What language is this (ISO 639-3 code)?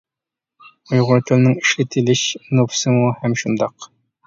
uig